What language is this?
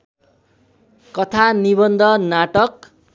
Nepali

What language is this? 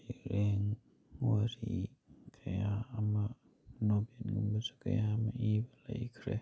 Manipuri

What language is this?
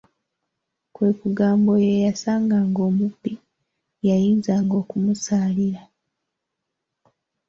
Ganda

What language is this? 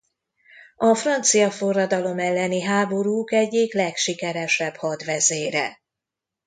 Hungarian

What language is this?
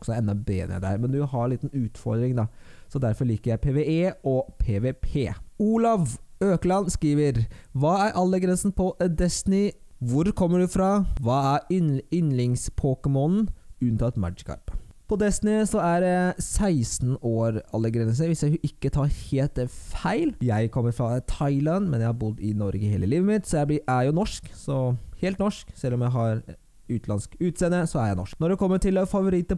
Norwegian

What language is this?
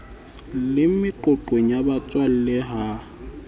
Southern Sotho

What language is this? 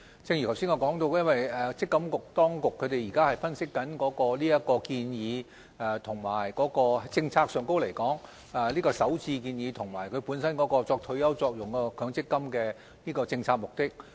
Cantonese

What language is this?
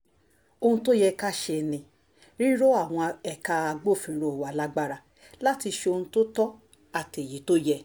Yoruba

